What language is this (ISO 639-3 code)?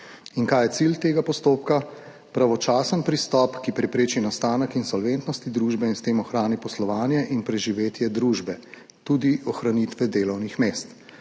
slv